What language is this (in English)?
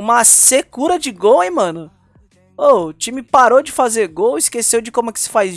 Portuguese